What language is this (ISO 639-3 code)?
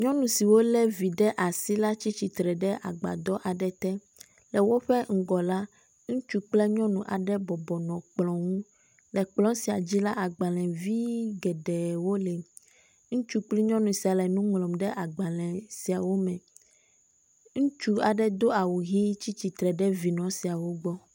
ewe